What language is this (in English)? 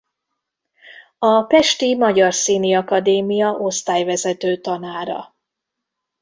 Hungarian